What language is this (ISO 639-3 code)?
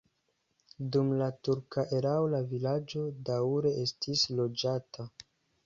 epo